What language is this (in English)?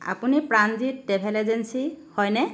Assamese